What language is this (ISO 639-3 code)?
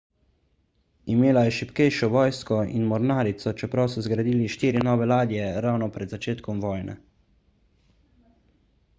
slv